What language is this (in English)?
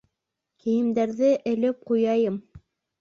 Bashkir